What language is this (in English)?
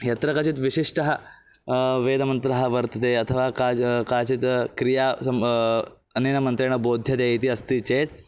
Sanskrit